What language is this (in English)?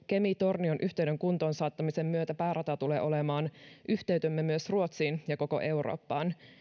Finnish